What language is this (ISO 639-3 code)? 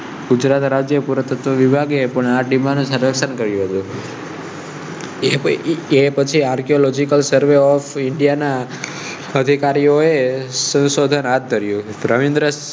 guj